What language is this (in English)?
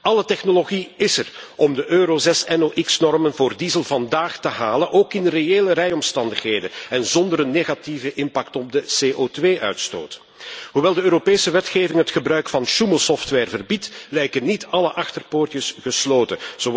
Dutch